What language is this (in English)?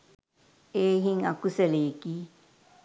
Sinhala